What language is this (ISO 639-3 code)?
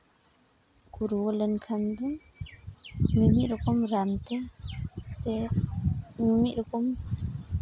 sat